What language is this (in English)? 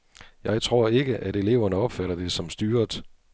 Danish